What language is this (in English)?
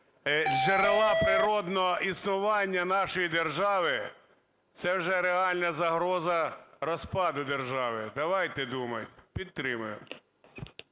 Ukrainian